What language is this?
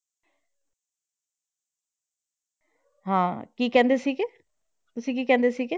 Punjabi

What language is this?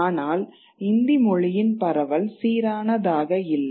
Tamil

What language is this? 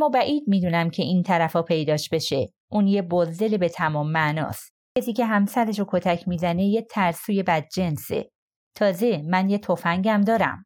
Persian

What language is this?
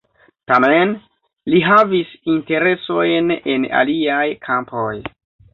Esperanto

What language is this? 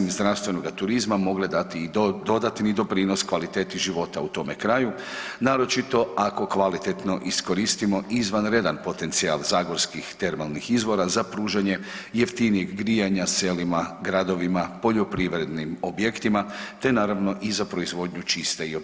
Croatian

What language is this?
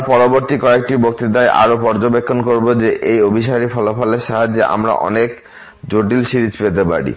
Bangla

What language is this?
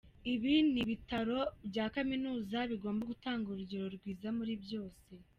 Kinyarwanda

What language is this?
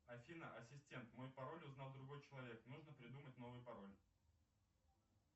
Russian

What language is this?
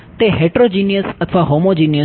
Gujarati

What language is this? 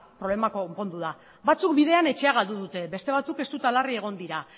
Basque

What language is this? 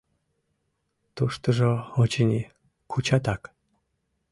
Mari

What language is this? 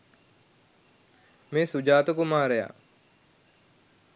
Sinhala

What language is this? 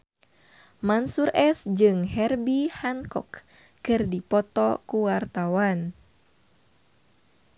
Sundanese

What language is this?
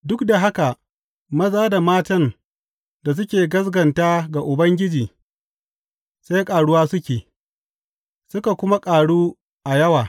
Hausa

